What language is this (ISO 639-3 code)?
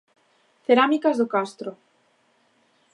glg